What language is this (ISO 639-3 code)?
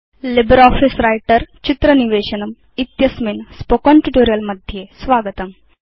san